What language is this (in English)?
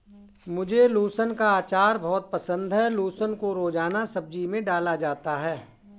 Hindi